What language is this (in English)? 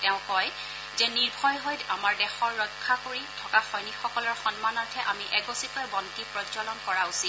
Assamese